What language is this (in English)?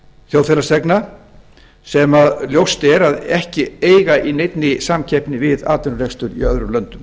Icelandic